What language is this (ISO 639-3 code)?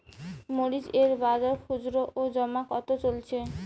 ben